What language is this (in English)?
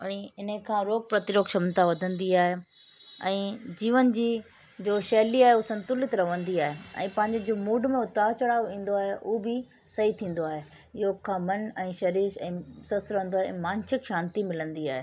Sindhi